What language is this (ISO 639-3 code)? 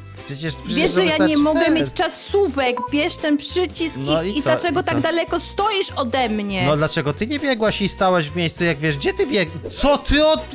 pol